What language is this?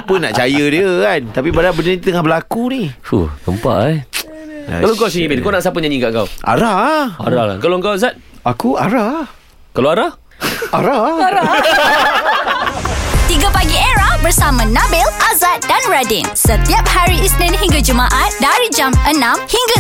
Malay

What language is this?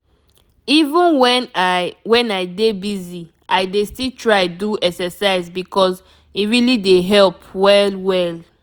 Nigerian Pidgin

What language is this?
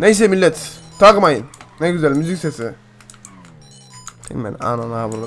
Turkish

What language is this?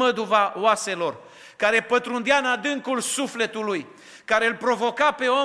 Romanian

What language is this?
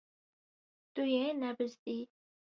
Kurdish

